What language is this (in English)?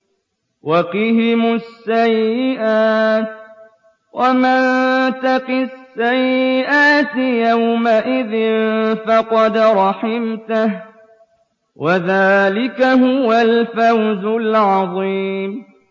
Arabic